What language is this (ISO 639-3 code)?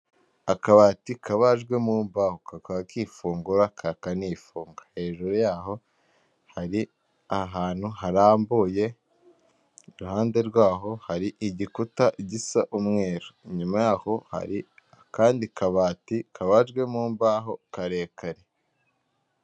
kin